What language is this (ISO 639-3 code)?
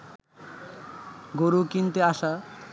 ben